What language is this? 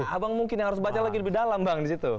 Indonesian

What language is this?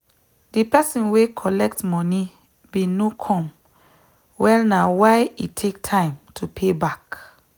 Nigerian Pidgin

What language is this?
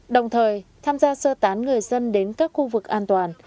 Vietnamese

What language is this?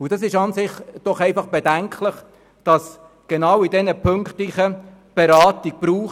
Swiss German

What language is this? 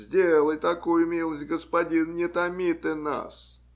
Russian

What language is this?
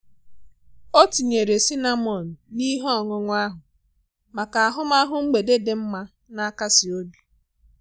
Igbo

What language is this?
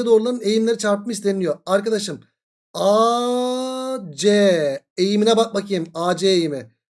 Turkish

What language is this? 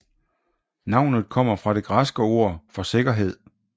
Danish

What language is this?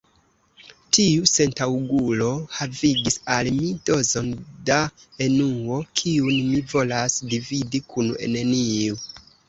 Esperanto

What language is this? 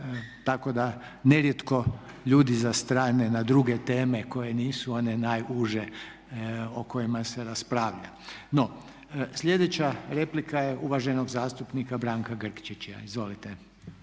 Croatian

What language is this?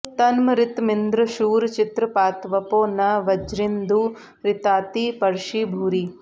Sanskrit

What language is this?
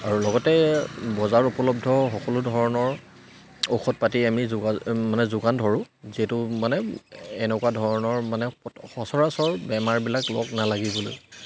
Assamese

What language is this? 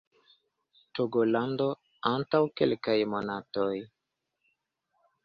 Esperanto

